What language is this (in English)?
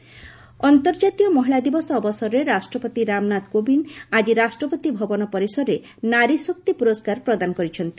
Odia